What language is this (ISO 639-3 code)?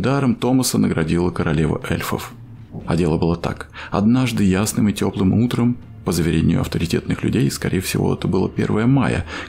rus